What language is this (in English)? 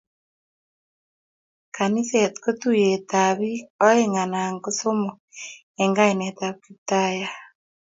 Kalenjin